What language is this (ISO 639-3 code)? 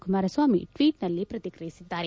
kan